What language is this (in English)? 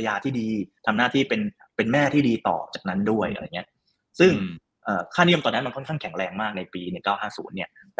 Thai